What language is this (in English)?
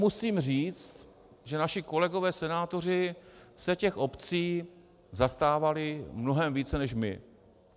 Czech